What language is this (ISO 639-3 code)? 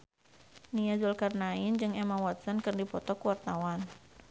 sun